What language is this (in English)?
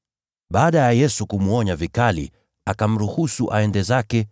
Swahili